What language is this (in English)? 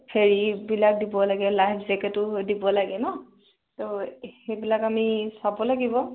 Assamese